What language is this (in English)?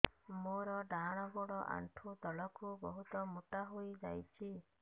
Odia